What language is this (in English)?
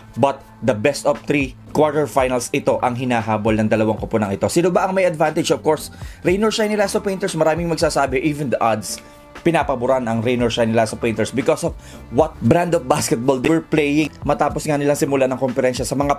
Filipino